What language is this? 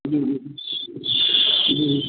Urdu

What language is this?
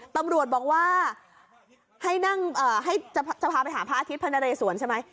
Thai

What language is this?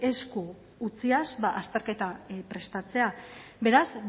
Basque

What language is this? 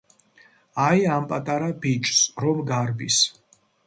Georgian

